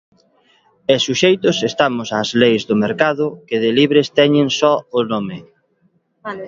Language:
Galician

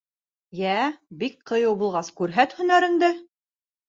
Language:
Bashkir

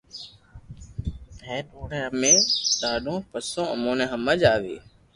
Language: Loarki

